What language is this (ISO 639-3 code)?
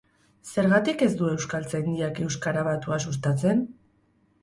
eus